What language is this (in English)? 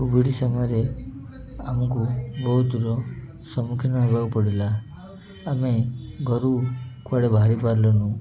Odia